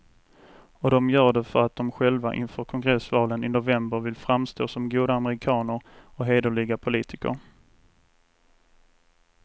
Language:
Swedish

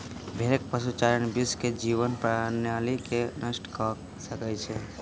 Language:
Maithili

